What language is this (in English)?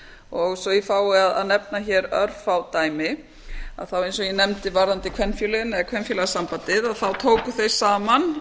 Icelandic